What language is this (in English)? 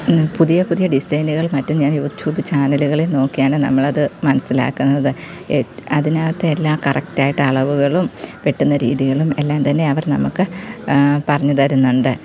Malayalam